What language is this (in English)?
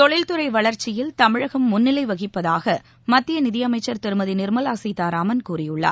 Tamil